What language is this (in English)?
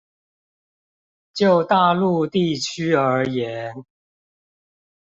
Chinese